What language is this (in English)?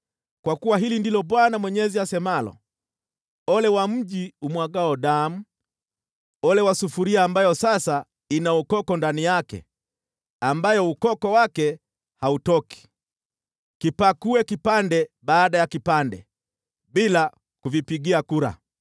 Swahili